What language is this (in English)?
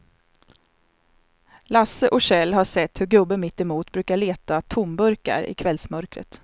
Swedish